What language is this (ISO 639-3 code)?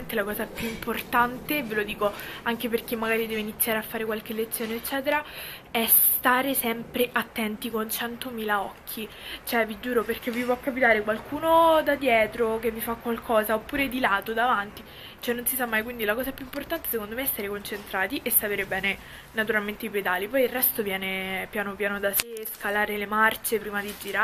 ita